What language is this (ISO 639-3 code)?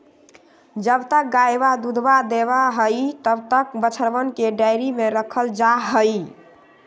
mag